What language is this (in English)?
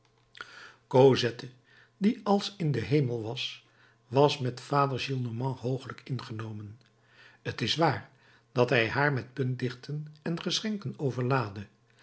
Dutch